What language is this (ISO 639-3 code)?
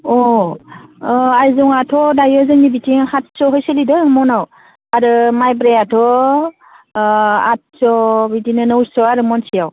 brx